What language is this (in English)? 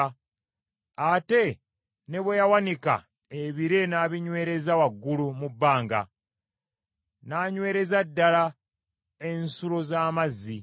Ganda